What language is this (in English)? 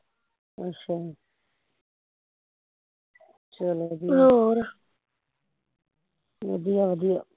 Punjabi